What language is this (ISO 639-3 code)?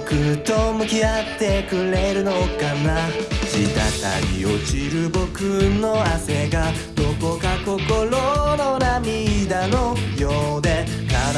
jpn